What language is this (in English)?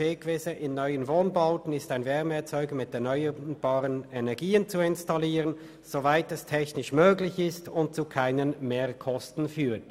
Swiss German